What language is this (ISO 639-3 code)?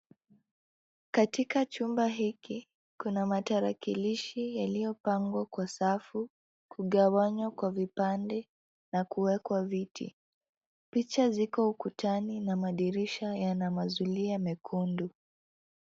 swa